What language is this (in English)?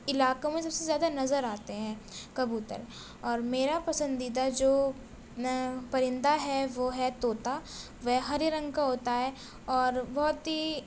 Urdu